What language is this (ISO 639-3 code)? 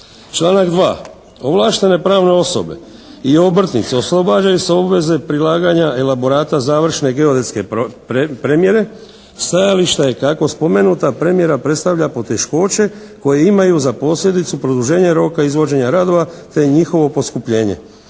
hrv